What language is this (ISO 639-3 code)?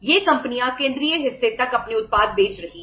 hin